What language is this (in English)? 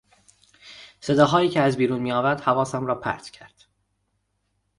Persian